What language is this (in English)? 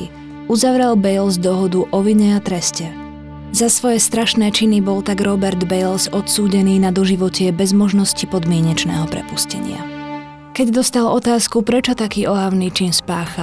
Slovak